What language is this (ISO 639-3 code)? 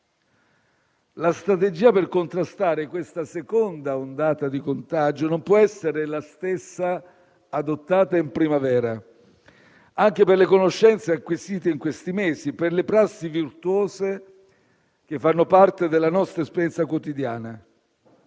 ita